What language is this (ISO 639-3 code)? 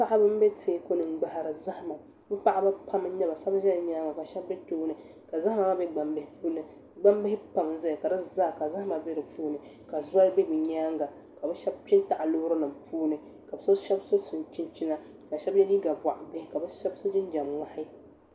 dag